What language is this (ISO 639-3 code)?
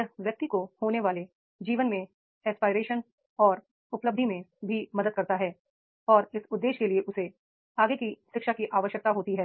hin